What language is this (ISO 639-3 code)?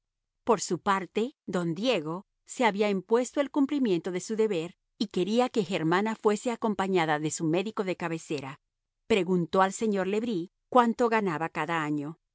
spa